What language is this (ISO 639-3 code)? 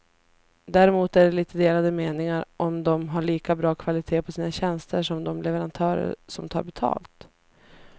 swe